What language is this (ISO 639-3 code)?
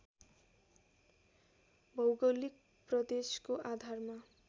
nep